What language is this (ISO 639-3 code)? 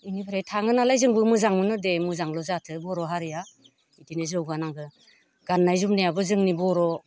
brx